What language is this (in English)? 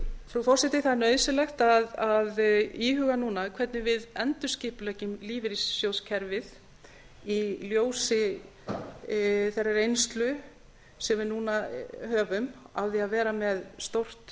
Icelandic